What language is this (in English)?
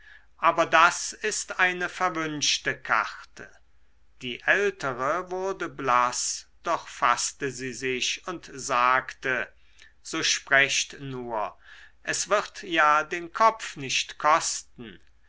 German